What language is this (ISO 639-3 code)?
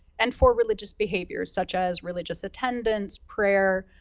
eng